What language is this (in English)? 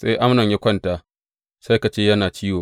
Hausa